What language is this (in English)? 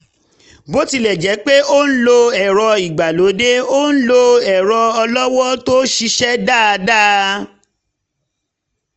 Yoruba